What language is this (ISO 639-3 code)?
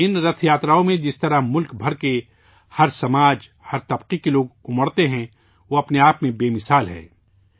urd